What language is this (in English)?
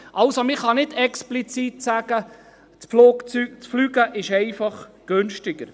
Swiss German